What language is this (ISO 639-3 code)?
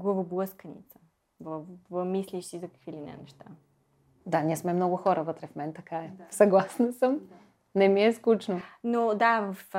bul